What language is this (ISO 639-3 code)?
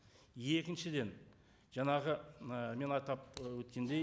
kaz